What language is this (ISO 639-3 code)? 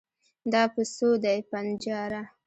pus